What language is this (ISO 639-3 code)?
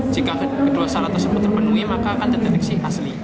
ind